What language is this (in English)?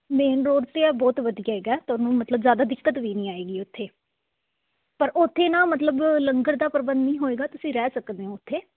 Punjabi